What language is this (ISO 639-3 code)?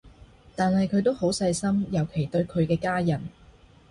yue